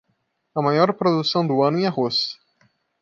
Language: Portuguese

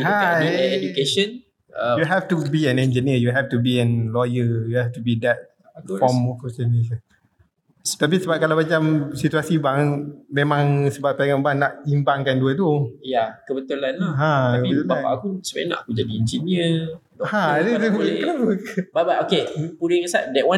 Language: Malay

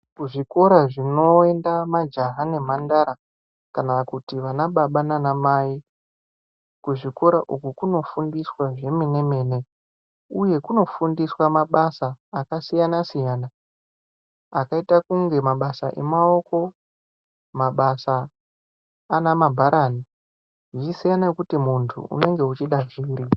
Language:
Ndau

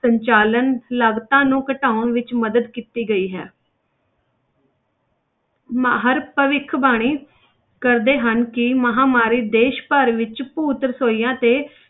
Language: Punjabi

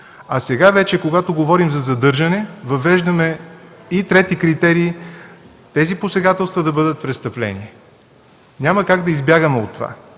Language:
Bulgarian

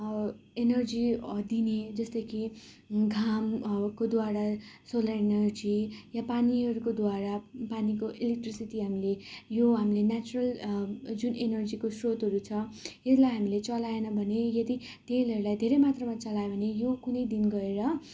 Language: Nepali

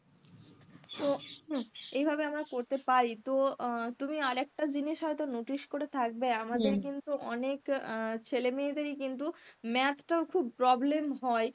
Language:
Bangla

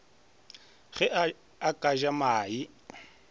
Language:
Northern Sotho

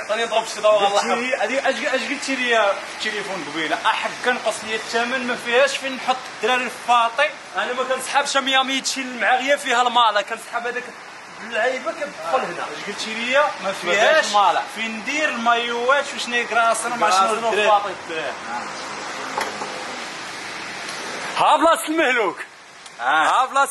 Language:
Arabic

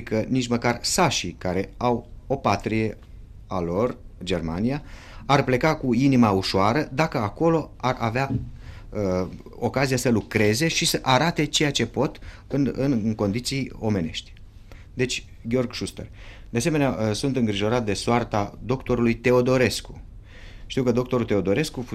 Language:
Romanian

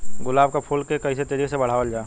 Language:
Bhojpuri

